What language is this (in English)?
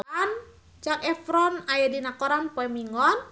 Sundanese